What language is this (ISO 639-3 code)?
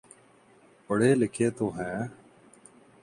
urd